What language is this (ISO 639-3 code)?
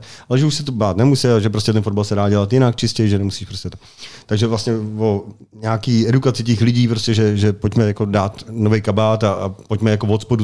ces